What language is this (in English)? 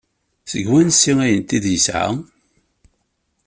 Kabyle